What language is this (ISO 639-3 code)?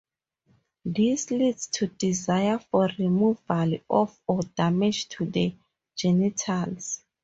eng